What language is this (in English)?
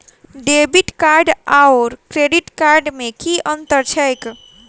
Maithili